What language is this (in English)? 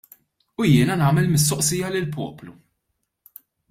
Maltese